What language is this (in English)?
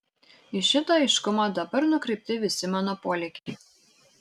Lithuanian